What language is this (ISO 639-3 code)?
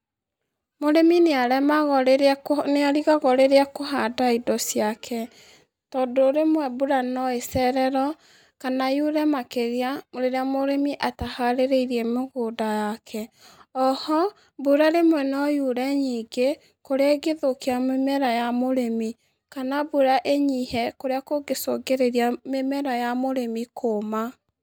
kik